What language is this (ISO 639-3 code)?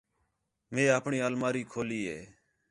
xhe